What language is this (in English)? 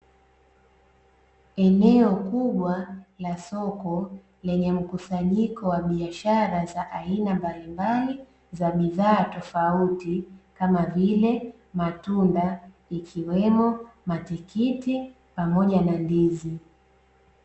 Swahili